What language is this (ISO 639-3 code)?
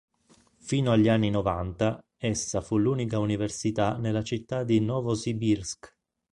ita